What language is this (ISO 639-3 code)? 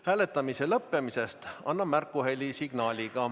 est